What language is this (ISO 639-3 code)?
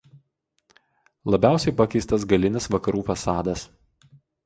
lit